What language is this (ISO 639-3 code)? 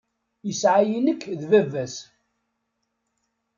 kab